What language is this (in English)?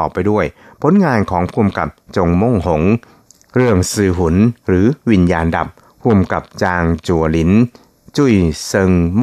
Thai